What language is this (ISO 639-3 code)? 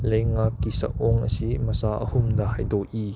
mni